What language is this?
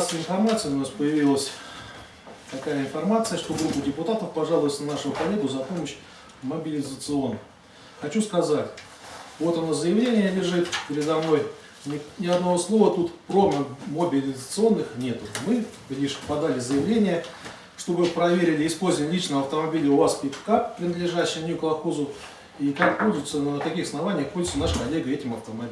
Russian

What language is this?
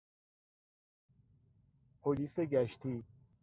Persian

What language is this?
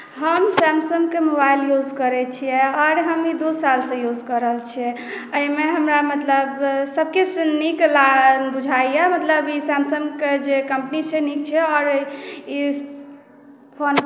Maithili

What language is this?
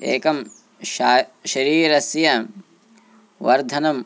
Sanskrit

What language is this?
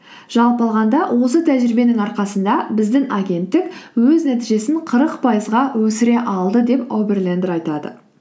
Kazakh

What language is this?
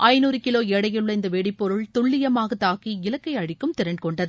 Tamil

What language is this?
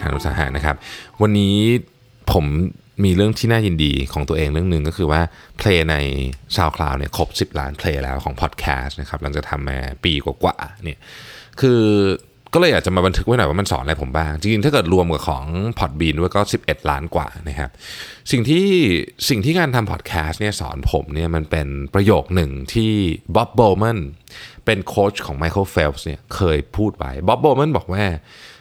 Thai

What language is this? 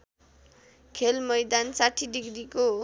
Nepali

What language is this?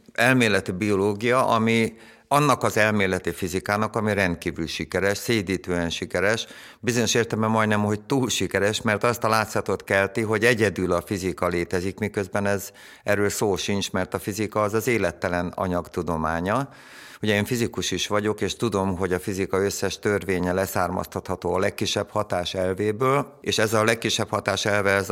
Hungarian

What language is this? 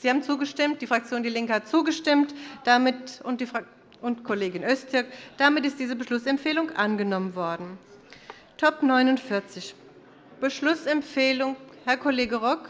German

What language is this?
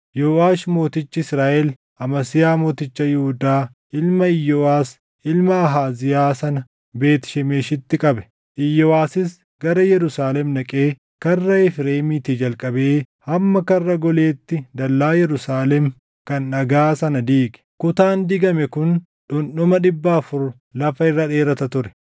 Oromo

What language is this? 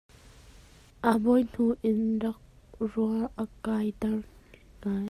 Hakha Chin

